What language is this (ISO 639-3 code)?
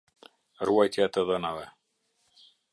sqi